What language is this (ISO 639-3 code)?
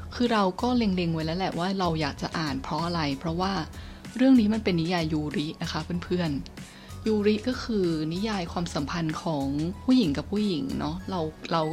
tha